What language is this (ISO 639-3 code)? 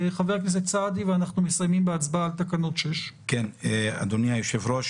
heb